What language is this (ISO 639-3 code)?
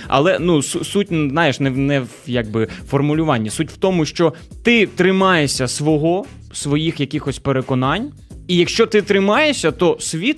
ukr